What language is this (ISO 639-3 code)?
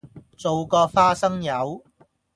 yue